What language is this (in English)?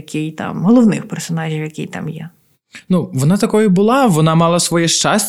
Ukrainian